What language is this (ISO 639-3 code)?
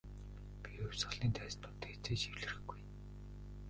mon